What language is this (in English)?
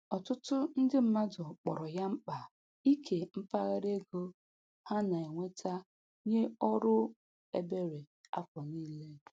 Igbo